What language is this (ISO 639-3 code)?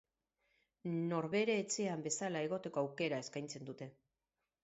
eus